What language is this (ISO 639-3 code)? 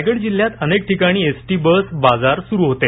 mar